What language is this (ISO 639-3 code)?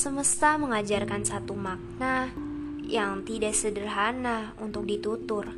ind